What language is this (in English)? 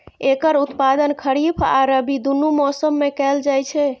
Maithili